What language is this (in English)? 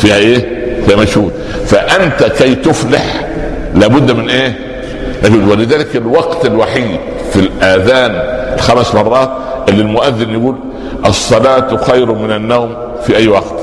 Arabic